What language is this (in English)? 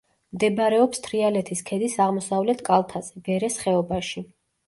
Georgian